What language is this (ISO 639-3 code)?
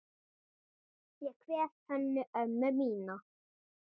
isl